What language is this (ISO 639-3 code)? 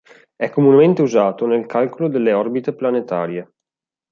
ita